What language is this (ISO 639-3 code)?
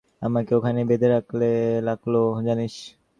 ben